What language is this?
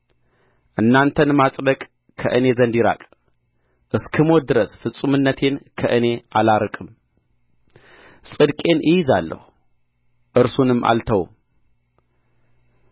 Amharic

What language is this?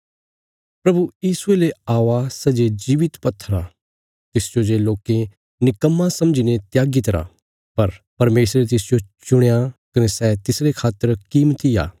Bilaspuri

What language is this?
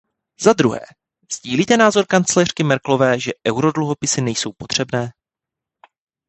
Czech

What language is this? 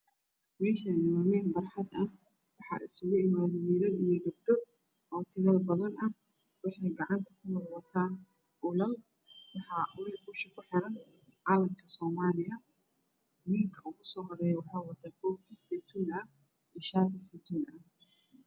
Somali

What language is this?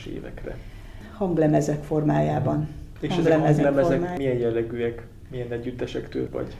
Hungarian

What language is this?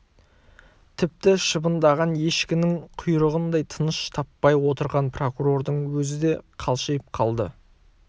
Kazakh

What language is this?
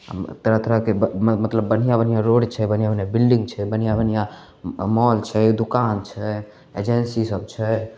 Maithili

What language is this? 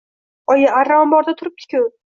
Uzbek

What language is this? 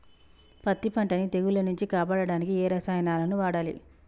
Telugu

